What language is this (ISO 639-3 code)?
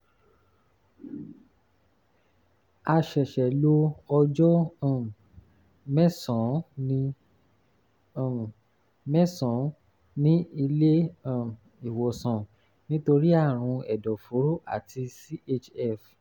yor